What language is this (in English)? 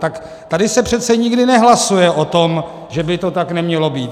Czech